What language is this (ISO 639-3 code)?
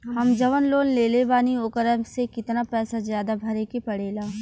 bho